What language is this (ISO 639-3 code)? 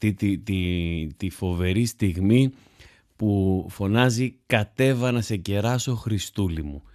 ell